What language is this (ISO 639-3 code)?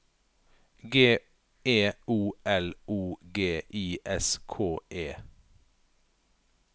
nor